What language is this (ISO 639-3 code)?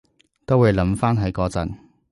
yue